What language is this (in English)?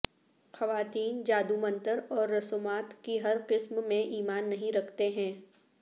Urdu